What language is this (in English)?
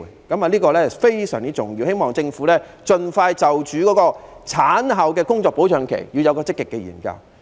Cantonese